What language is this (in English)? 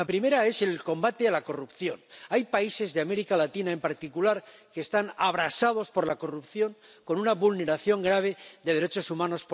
Spanish